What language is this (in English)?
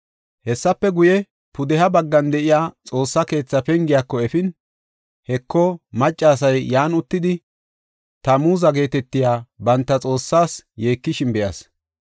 Gofa